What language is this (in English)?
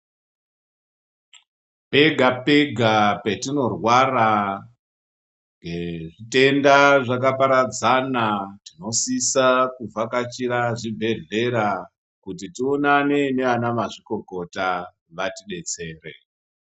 Ndau